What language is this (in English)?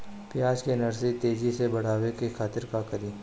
Bhojpuri